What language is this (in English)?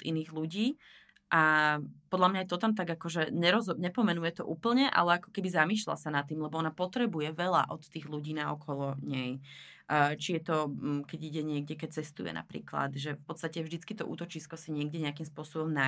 Slovak